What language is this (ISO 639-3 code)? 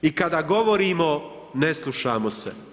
hrv